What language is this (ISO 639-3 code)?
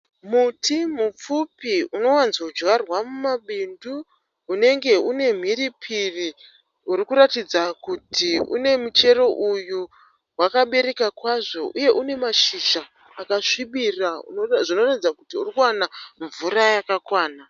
sna